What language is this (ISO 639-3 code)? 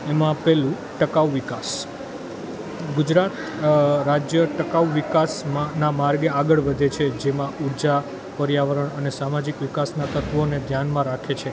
guj